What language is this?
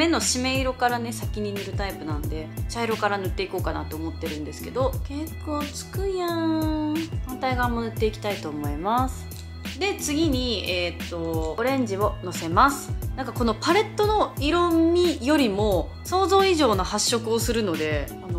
Japanese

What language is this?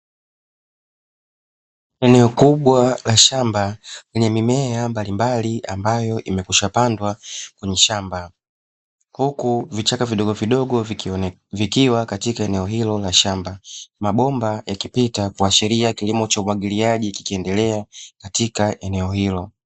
Swahili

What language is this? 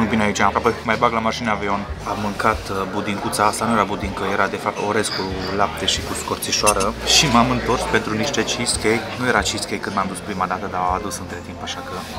Romanian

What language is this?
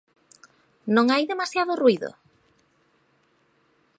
Galician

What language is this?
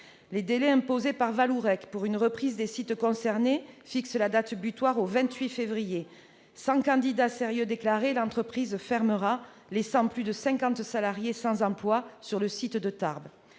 French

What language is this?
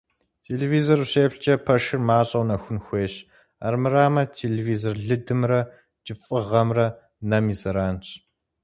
Kabardian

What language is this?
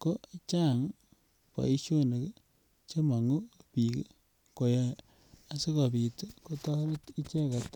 Kalenjin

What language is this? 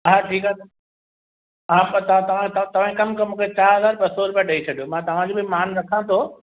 Sindhi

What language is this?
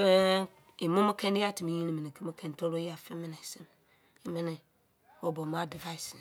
Izon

